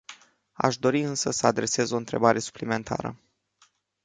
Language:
Romanian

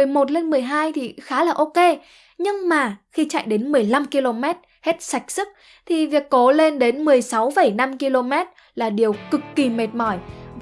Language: Vietnamese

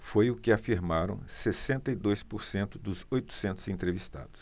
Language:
Portuguese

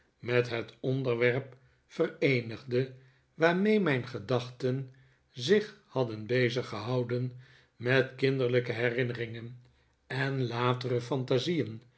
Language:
Dutch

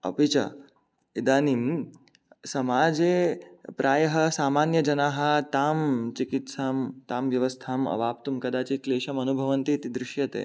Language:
Sanskrit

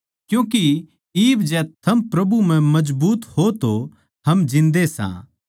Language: Haryanvi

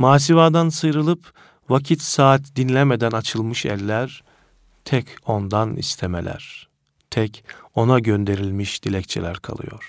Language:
Turkish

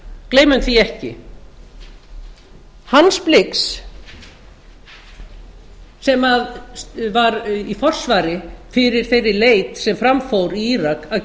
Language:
Icelandic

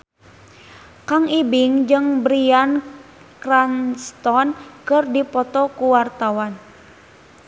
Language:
Sundanese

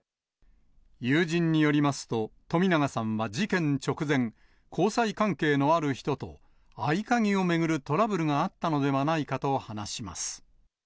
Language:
Japanese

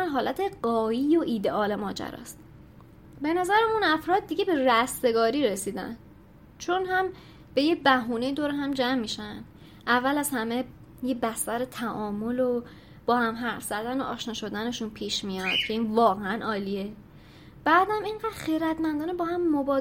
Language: Persian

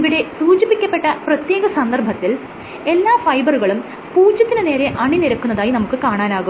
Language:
Malayalam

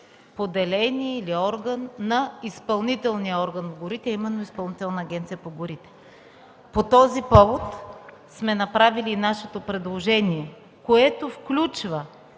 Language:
Bulgarian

